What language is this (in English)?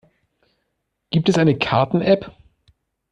German